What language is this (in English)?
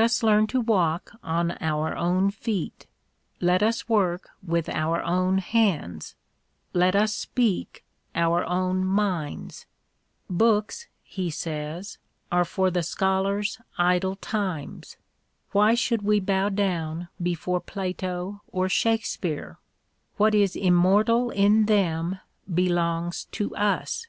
English